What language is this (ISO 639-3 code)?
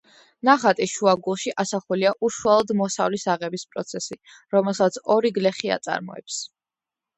kat